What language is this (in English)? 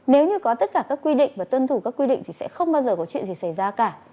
Vietnamese